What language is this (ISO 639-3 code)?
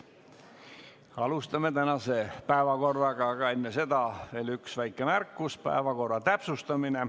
est